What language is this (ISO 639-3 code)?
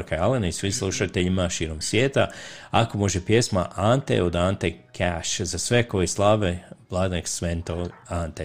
hrv